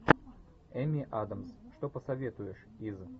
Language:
Russian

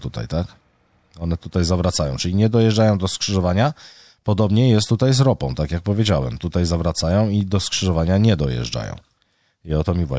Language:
Polish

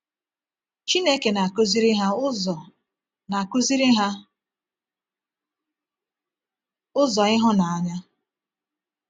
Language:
Igbo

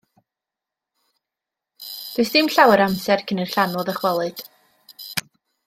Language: Welsh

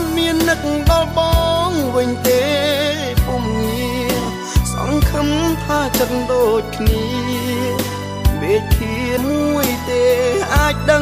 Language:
Thai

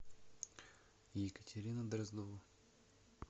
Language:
Russian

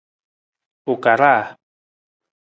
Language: Nawdm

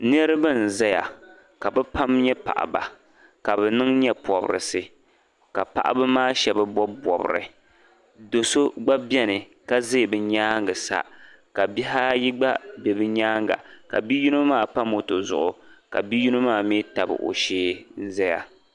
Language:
Dagbani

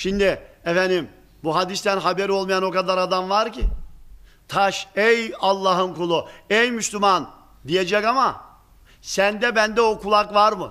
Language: Turkish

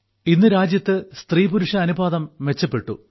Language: Malayalam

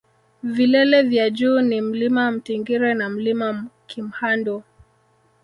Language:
Swahili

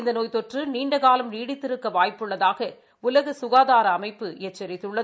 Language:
Tamil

